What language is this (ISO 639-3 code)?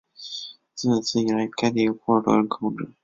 zho